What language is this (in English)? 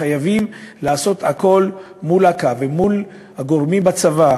Hebrew